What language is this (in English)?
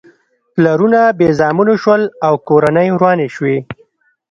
Pashto